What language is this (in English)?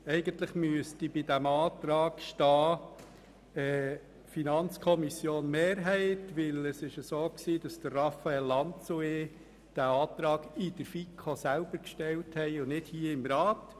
Swiss German